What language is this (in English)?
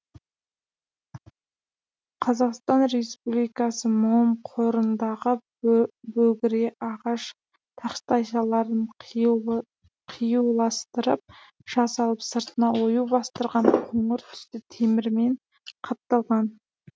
Kazakh